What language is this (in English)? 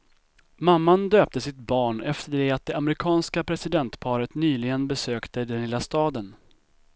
Swedish